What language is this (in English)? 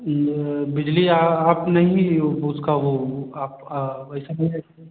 Hindi